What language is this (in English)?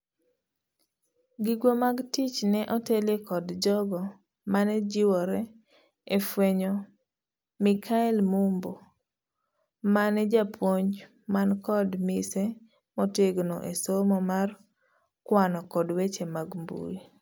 Luo (Kenya and Tanzania)